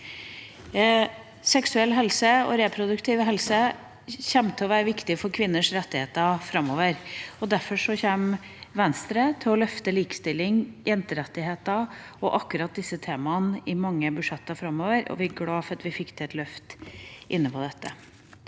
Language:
Norwegian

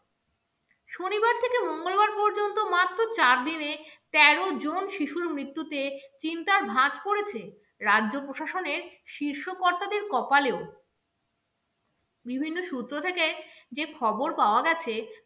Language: Bangla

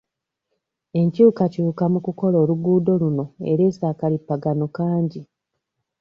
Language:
Ganda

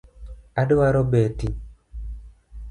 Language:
Luo (Kenya and Tanzania)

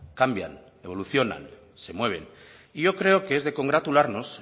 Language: Spanish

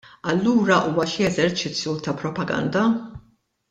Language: Maltese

